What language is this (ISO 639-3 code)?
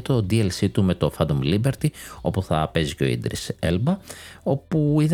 ell